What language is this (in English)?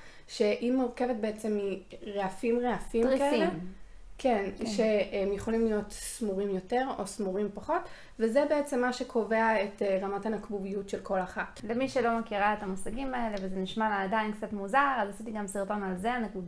Hebrew